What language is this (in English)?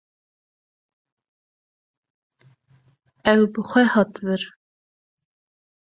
Kurdish